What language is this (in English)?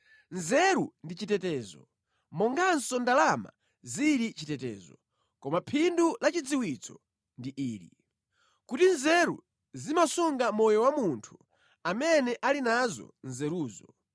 Nyanja